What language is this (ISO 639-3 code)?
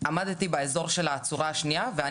heb